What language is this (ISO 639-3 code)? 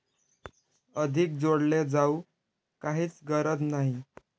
mar